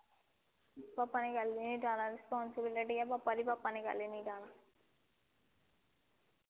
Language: Dogri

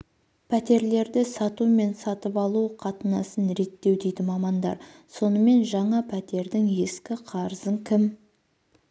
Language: Kazakh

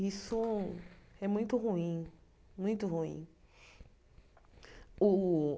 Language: Portuguese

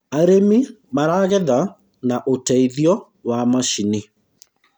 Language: Kikuyu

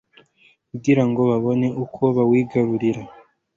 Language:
Kinyarwanda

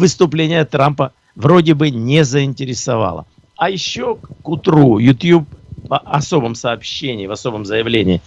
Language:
Russian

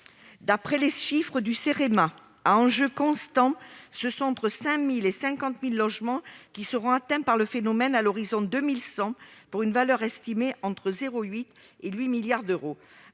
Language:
French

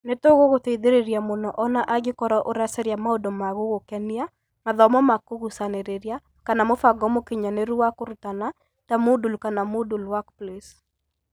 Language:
Kikuyu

